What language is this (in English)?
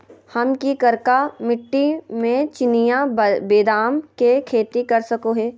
Magahi